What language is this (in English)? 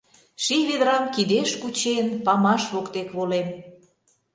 Mari